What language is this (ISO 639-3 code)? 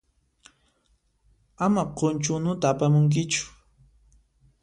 qxp